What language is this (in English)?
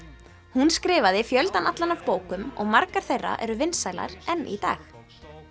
Icelandic